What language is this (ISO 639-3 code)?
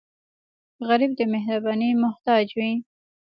pus